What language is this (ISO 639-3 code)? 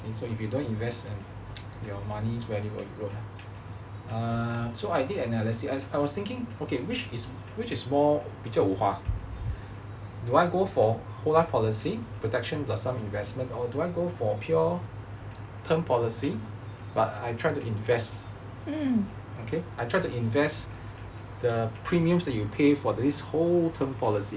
eng